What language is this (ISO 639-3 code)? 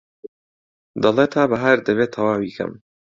ckb